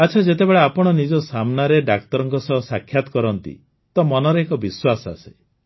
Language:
Odia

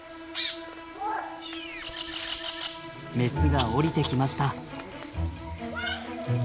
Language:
Japanese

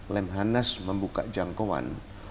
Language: Indonesian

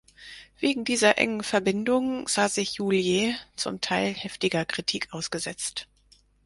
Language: German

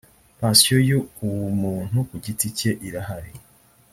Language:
Kinyarwanda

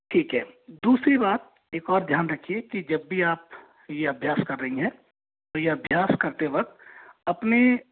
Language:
Hindi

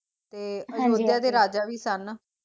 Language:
Punjabi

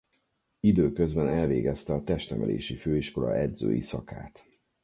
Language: Hungarian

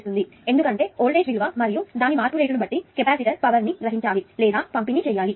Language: Telugu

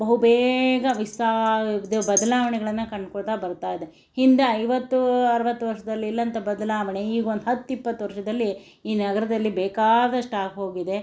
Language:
Kannada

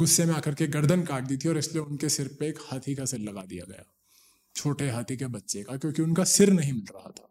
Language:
Hindi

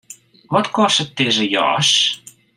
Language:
Western Frisian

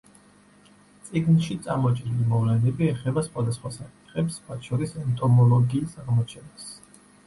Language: Georgian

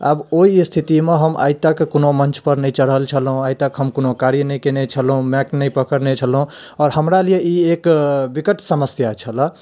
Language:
Maithili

